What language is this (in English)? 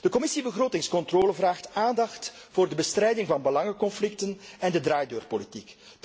Dutch